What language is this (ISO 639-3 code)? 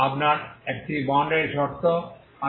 ben